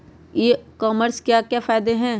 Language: Magahi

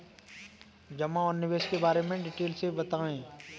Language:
Hindi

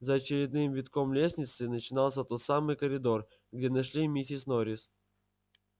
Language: Russian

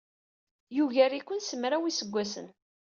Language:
Kabyle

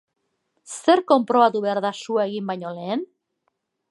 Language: Basque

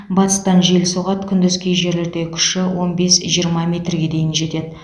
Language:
Kazakh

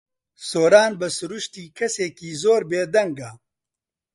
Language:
Central Kurdish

